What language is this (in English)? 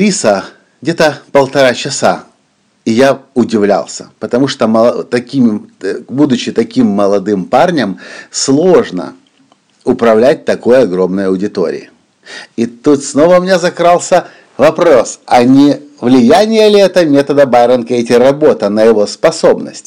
Russian